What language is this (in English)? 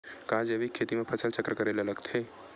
Chhattisgarhi